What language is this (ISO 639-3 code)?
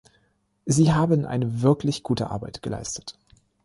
deu